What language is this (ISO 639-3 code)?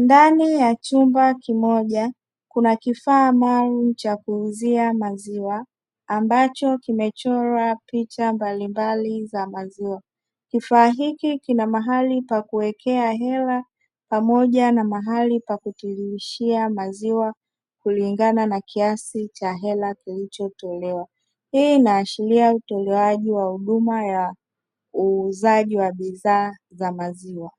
swa